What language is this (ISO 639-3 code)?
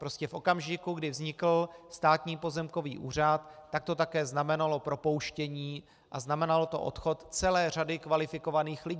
ces